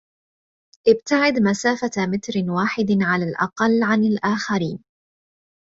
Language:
Arabic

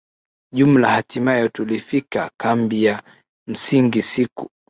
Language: Swahili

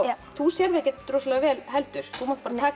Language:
Icelandic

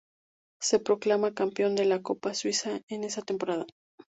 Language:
Spanish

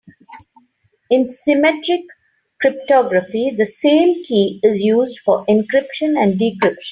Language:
English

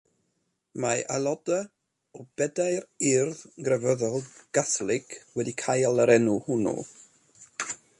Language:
Welsh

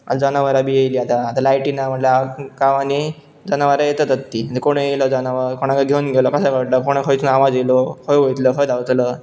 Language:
Konkani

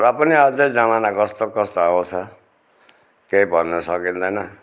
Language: Nepali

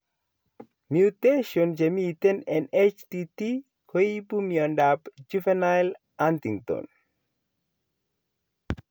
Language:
Kalenjin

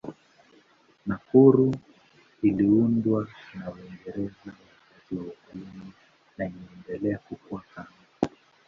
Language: Swahili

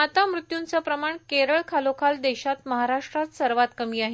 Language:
Marathi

